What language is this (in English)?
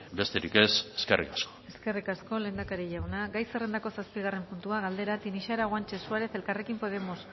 Basque